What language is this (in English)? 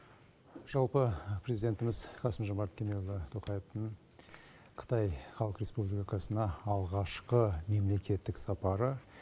Kazakh